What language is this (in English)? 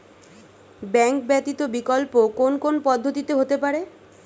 Bangla